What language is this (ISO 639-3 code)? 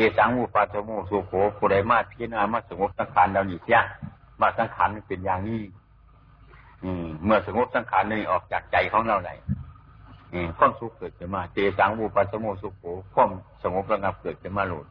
tha